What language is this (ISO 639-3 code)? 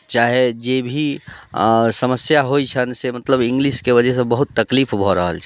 mai